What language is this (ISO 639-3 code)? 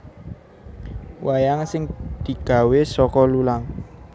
jav